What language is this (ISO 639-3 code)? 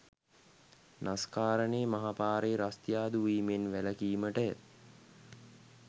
sin